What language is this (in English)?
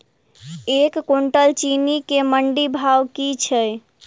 Maithili